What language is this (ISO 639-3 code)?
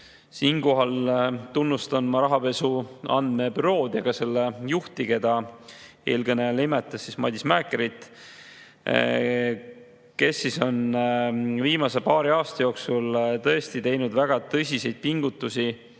est